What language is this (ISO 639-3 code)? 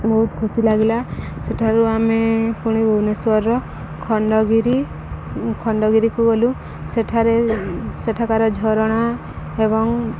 ori